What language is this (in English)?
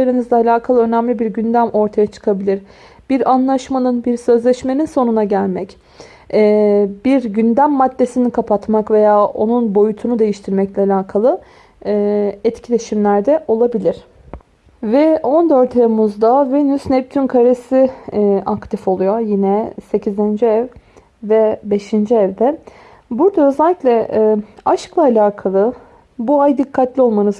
Turkish